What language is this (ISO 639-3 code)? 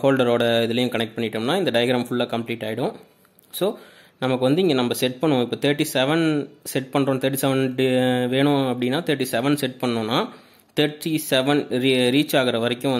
hin